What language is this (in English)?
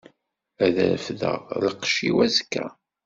Kabyle